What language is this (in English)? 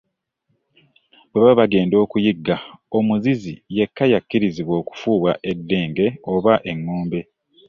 Ganda